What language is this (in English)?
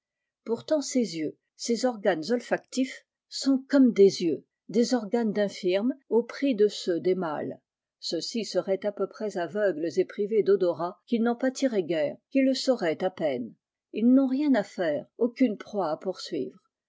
French